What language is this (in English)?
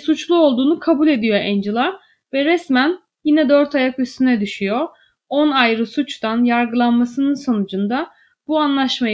Turkish